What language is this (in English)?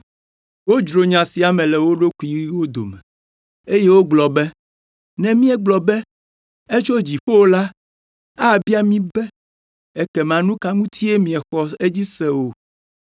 Ewe